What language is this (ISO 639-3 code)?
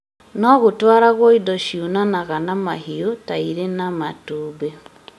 kik